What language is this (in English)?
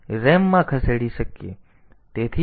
Gujarati